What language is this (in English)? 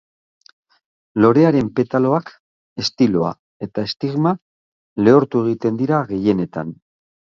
Basque